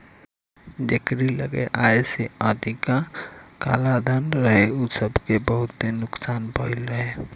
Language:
Bhojpuri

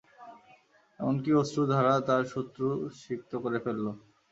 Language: Bangla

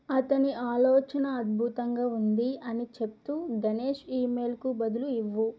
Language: Telugu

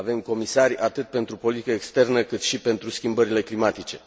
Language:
Romanian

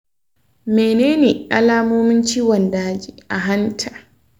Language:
Hausa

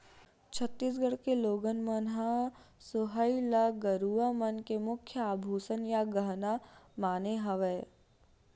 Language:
Chhattisgarhi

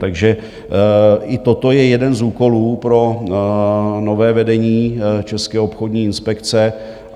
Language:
Czech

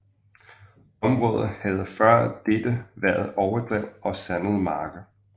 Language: Danish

